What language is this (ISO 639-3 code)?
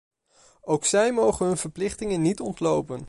nld